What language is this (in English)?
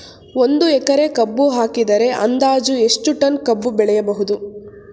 Kannada